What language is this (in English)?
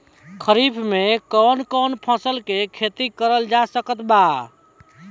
Bhojpuri